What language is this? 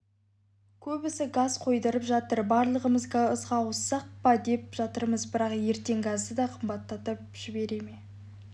Kazakh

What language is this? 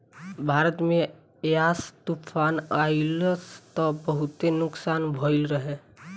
Bhojpuri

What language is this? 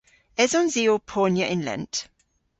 Cornish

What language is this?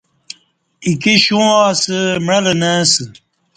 Kati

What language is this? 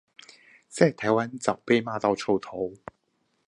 Chinese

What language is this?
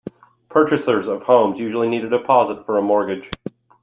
English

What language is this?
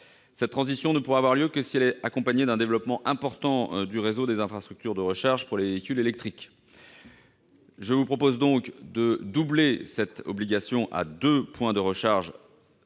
French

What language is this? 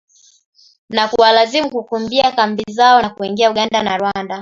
Swahili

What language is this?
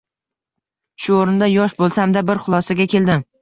Uzbek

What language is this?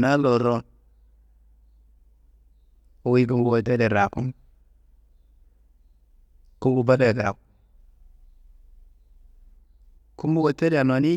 Kanembu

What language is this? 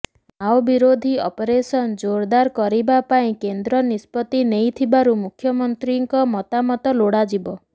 Odia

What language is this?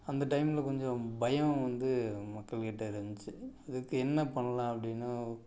Tamil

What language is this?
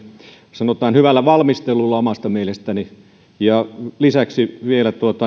Finnish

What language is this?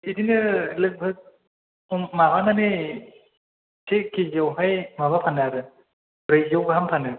Bodo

